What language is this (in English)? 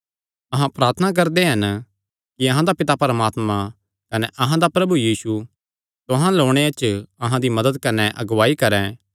Kangri